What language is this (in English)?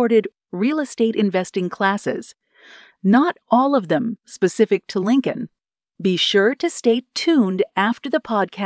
English